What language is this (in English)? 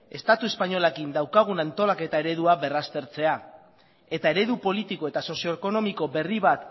Basque